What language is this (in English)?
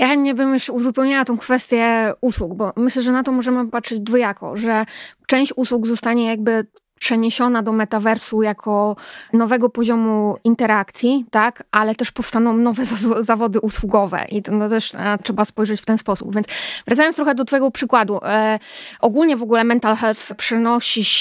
Polish